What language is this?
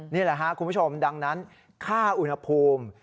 Thai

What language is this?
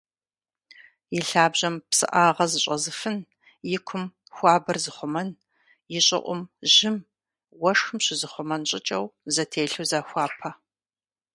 Kabardian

